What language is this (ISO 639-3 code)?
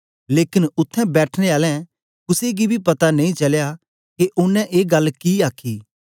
doi